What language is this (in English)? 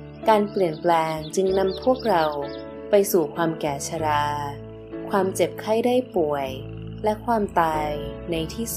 Thai